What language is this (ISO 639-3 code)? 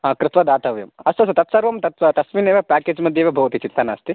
san